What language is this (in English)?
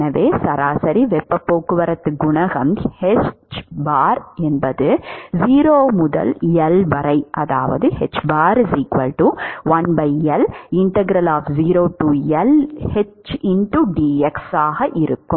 Tamil